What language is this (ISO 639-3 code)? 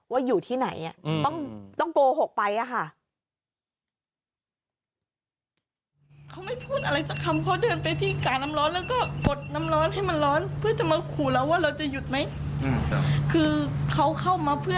tha